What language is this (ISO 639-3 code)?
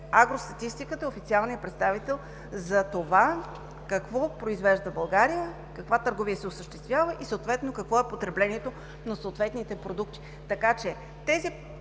bul